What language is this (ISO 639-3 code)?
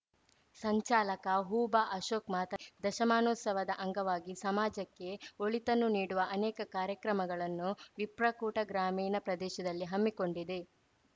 kan